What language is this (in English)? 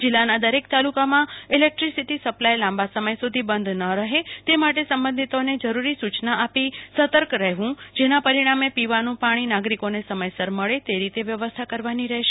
Gujarati